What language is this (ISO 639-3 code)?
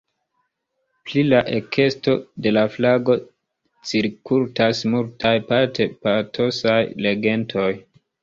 epo